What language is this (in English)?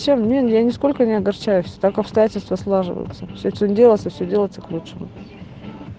Russian